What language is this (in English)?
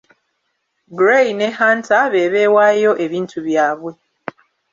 Ganda